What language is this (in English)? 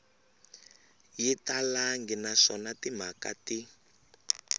Tsonga